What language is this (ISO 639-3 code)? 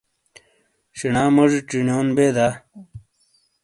scl